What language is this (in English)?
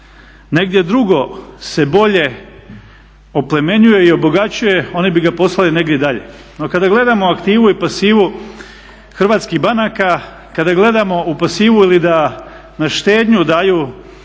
Croatian